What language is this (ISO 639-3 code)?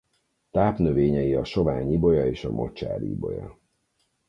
hun